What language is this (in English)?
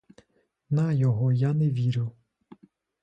Ukrainian